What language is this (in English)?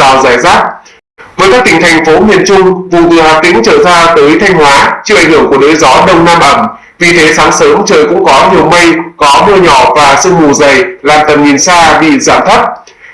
Vietnamese